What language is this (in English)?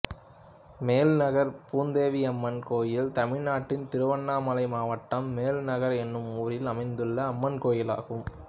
Tamil